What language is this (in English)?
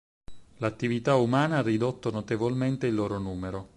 Italian